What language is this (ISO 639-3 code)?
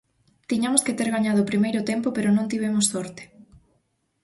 glg